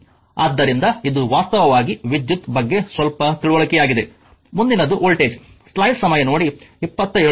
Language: Kannada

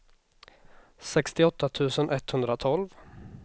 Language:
Swedish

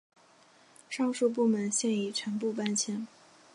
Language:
Chinese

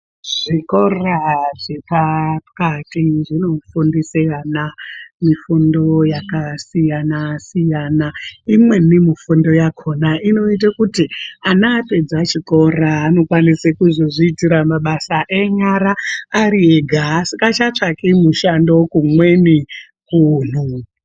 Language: Ndau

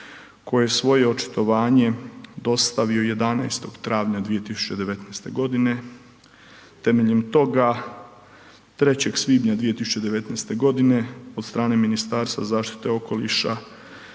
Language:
Croatian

